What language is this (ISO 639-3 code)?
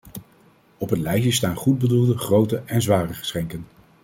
nld